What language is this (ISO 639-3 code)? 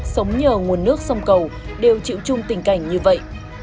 vie